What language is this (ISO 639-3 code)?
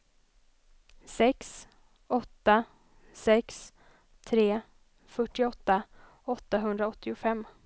swe